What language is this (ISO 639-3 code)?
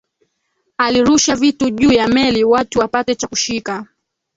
swa